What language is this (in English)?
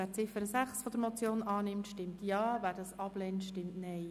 Swiss German